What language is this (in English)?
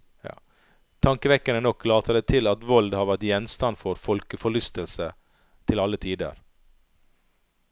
Norwegian